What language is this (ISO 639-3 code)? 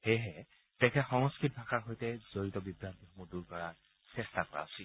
asm